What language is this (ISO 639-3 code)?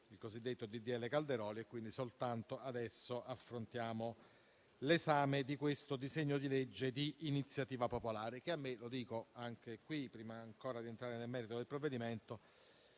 ita